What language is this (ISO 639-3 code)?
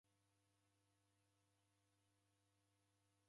dav